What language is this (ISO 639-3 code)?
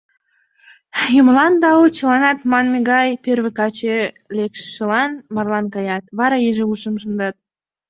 chm